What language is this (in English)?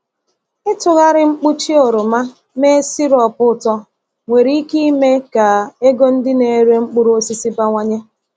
Igbo